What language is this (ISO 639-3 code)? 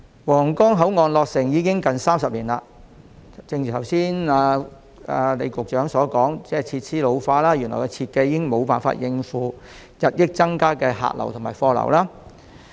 yue